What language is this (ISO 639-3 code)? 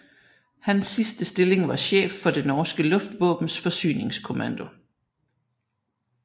dan